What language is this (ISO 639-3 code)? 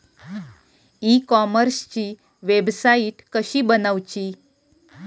mar